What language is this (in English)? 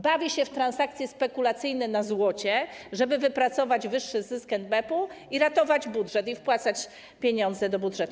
Polish